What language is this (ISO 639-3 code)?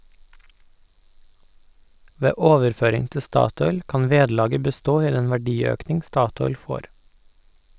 nor